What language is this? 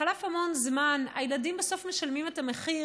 Hebrew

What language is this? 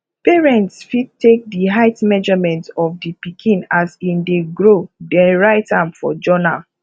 Nigerian Pidgin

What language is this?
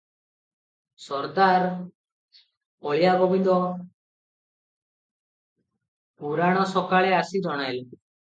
Odia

